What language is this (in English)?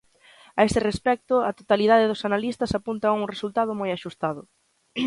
Galician